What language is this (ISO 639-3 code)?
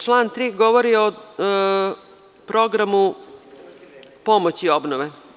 srp